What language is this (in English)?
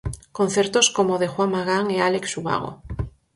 Galician